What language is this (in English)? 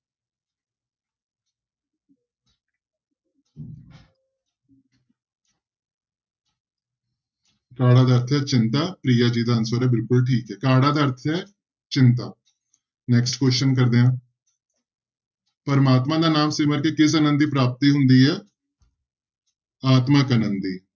Punjabi